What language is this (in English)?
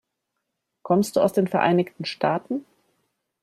German